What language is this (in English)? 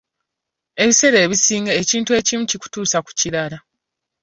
Ganda